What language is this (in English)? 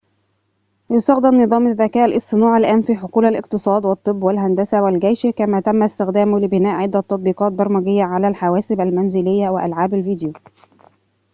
Arabic